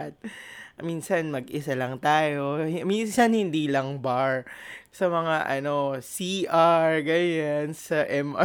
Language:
Filipino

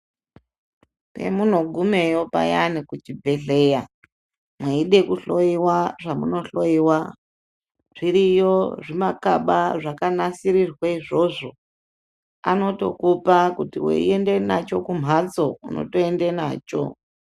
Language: Ndau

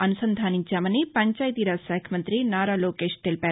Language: Telugu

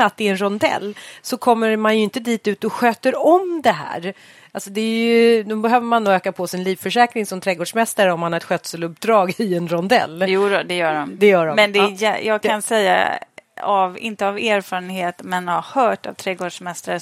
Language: Swedish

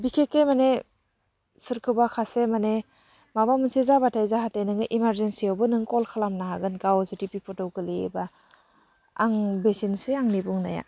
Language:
Bodo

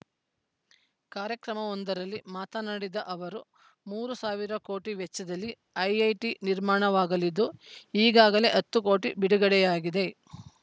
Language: Kannada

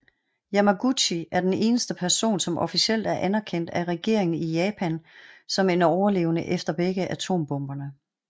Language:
Danish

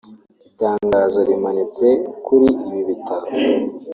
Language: Kinyarwanda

